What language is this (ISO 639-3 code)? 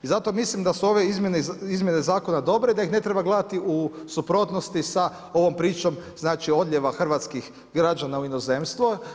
hrv